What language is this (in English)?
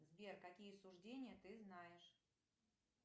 Russian